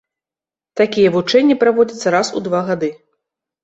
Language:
Belarusian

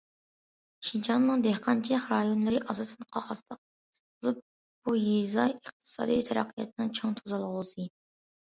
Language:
Uyghur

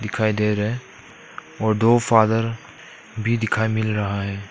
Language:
Hindi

